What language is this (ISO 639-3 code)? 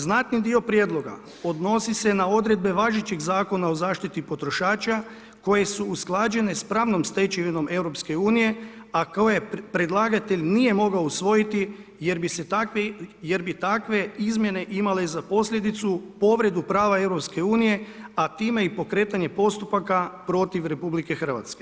hrv